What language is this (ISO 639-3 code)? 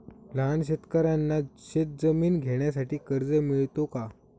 mar